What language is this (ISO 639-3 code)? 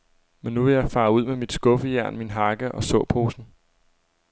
dan